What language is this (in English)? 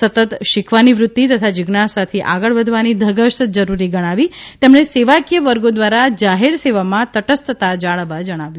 Gujarati